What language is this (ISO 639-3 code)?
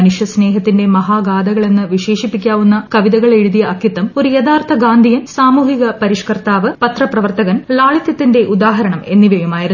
mal